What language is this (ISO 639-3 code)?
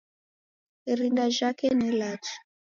dav